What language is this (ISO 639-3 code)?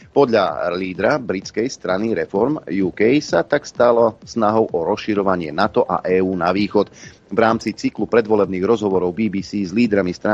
slk